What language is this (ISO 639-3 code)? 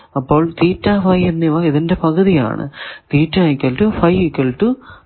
mal